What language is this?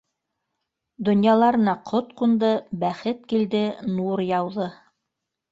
Bashkir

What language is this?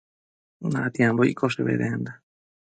Matsés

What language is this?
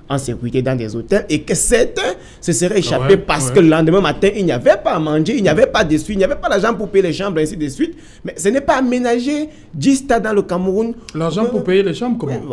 French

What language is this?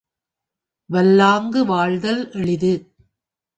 Tamil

